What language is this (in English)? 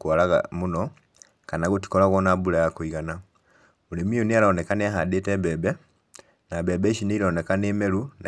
Kikuyu